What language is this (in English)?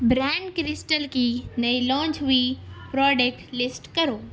Urdu